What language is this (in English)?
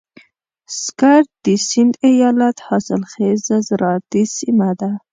Pashto